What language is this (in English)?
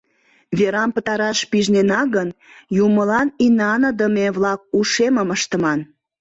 Mari